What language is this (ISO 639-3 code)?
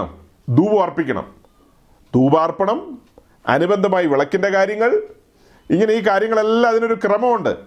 mal